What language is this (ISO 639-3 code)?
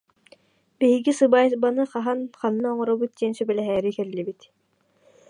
sah